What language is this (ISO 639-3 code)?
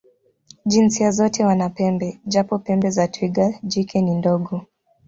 swa